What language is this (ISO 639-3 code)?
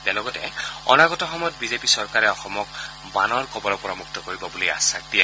asm